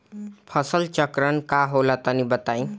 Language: Bhojpuri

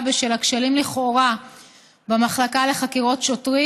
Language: Hebrew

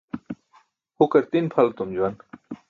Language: Burushaski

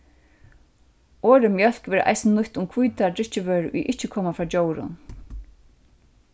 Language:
Faroese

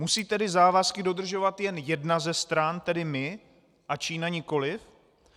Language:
Czech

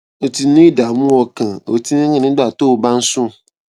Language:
Yoruba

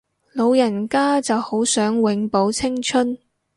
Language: Cantonese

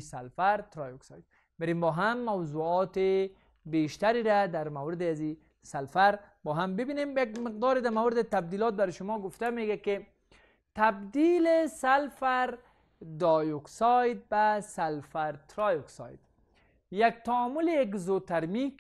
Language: Persian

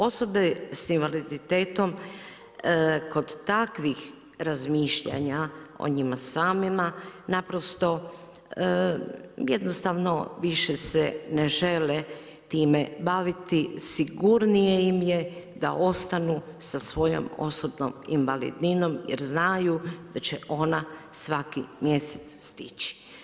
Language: Croatian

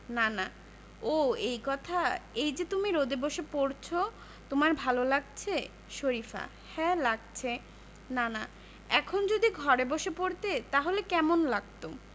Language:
Bangla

